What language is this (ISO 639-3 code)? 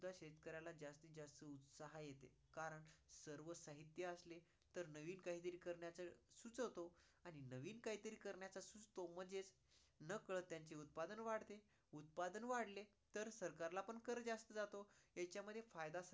mar